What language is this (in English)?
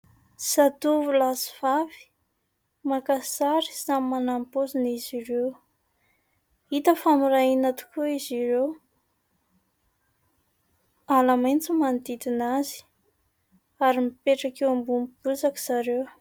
Malagasy